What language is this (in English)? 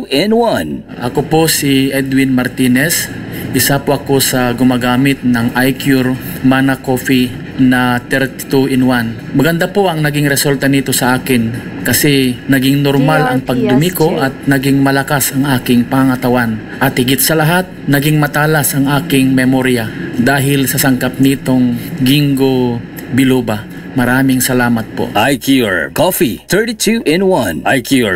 Filipino